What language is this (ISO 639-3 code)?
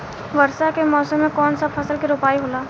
bho